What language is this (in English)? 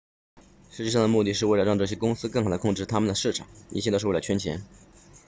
Chinese